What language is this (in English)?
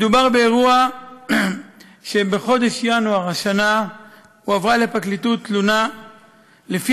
Hebrew